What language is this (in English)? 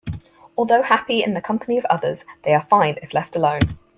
English